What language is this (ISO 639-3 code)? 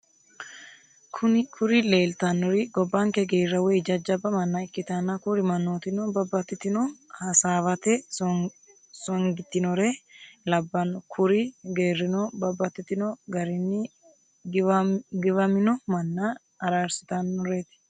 sid